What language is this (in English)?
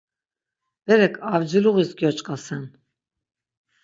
Laz